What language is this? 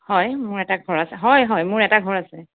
Assamese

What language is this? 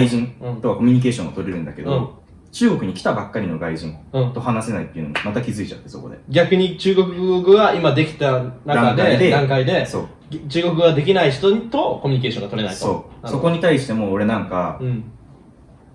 Japanese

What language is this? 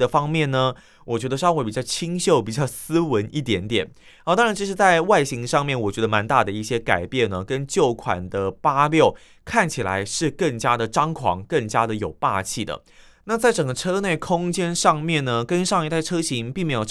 Chinese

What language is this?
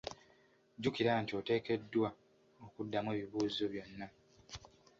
Ganda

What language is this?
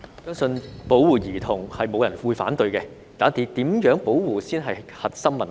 Cantonese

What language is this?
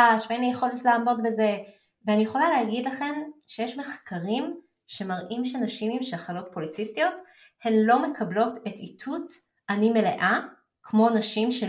Hebrew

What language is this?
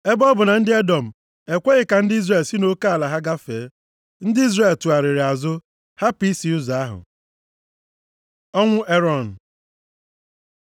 Igbo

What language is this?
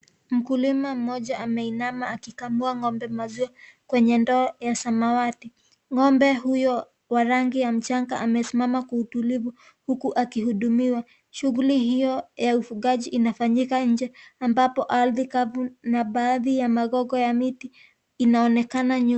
Swahili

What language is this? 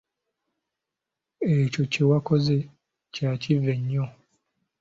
Ganda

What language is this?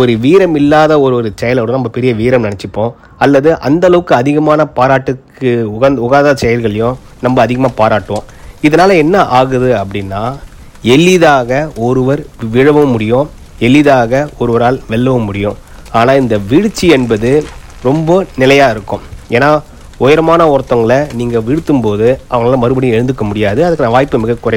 Tamil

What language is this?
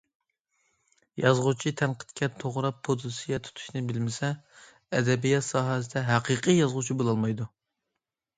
Uyghur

